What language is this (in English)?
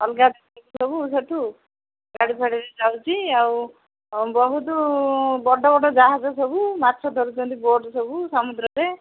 Odia